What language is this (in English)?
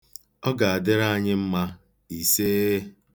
Igbo